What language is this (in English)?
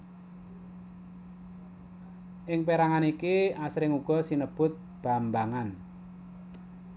Javanese